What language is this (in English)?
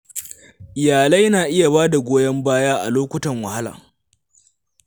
Hausa